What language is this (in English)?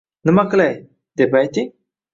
Uzbek